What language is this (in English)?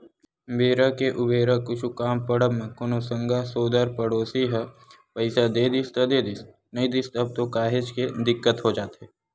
Chhattisgarhi